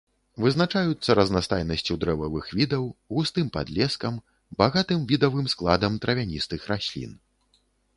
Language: Belarusian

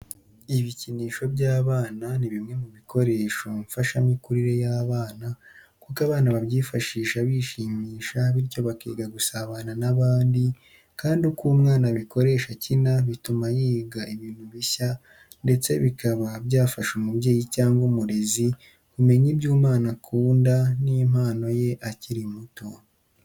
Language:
Kinyarwanda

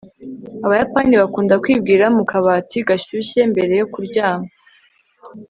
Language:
Kinyarwanda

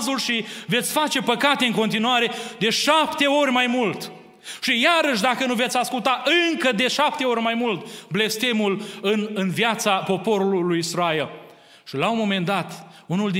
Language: Romanian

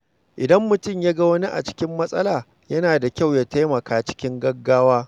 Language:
Hausa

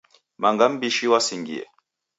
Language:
Taita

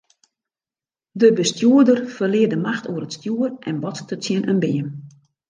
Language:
Western Frisian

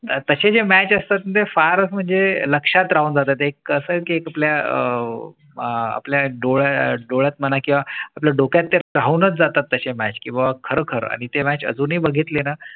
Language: Marathi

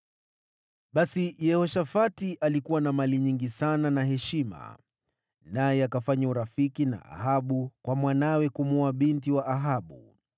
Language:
Swahili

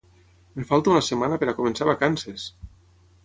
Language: Catalan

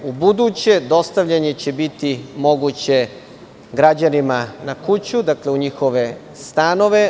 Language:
Serbian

